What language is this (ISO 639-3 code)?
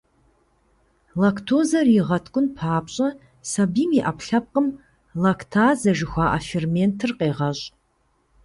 kbd